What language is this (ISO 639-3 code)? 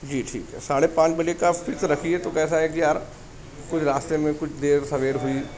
urd